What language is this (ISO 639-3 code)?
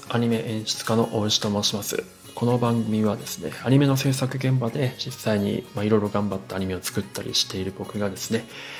jpn